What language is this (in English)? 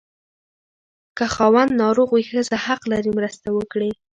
Pashto